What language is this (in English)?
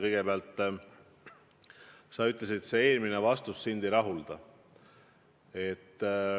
Estonian